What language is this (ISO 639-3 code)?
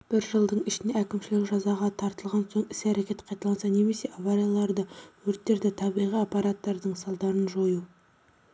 kaz